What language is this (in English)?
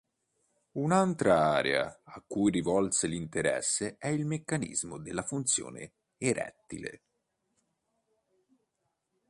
Italian